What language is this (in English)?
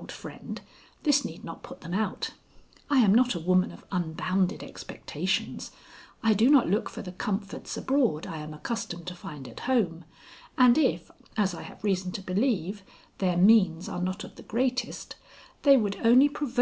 English